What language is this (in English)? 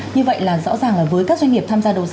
Vietnamese